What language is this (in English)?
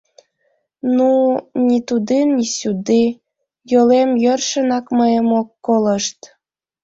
Mari